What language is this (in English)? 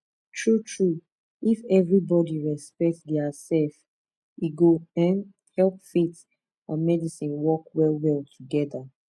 Nigerian Pidgin